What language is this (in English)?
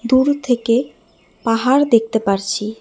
Bangla